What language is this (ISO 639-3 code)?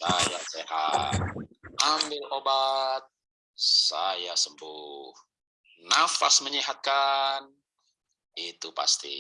ind